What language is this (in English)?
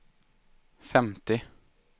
Swedish